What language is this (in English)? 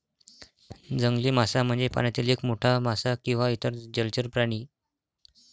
Marathi